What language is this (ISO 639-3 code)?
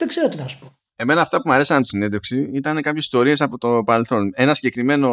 ell